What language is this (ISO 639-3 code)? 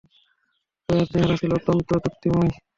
ben